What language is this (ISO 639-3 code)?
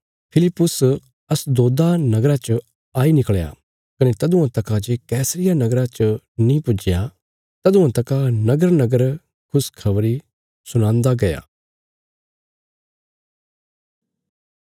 kfs